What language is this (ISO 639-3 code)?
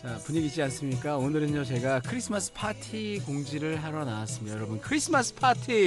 kor